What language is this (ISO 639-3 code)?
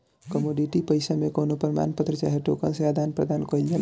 bho